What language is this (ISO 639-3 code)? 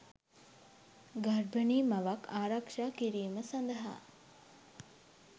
sin